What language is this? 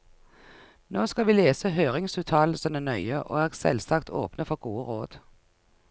Norwegian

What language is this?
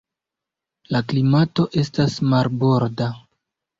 Esperanto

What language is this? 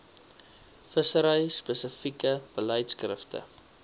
Afrikaans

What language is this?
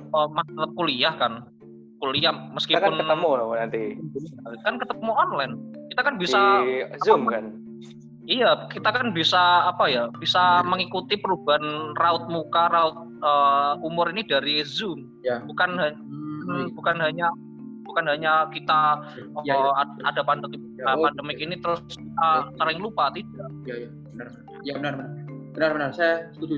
Indonesian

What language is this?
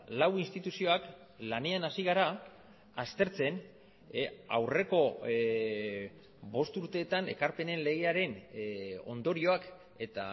Basque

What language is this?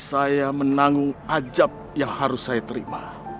Indonesian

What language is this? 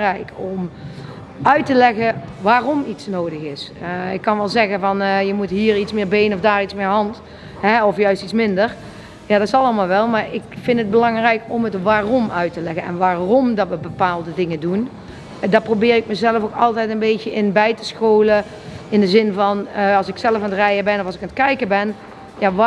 Dutch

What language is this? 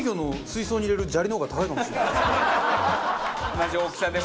Japanese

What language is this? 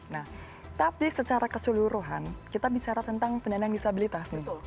Indonesian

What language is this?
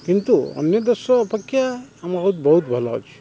Odia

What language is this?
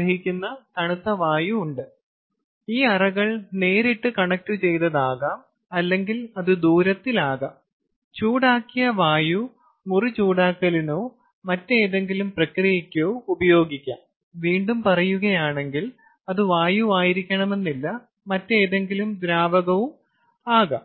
Malayalam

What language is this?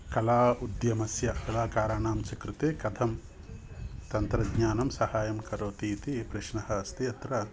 Sanskrit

